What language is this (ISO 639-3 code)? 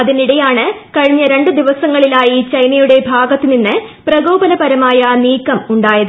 mal